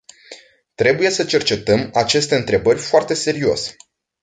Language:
Romanian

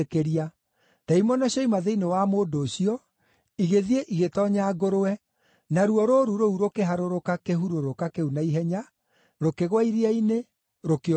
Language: Kikuyu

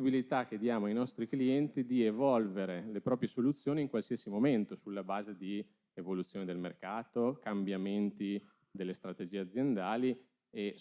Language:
Italian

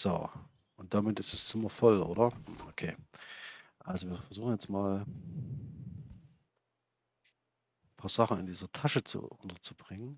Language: German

